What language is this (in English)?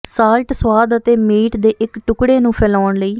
Punjabi